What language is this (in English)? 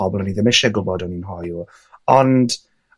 Welsh